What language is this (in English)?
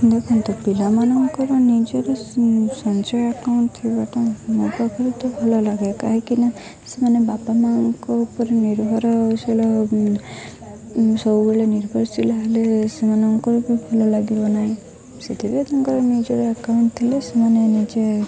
Odia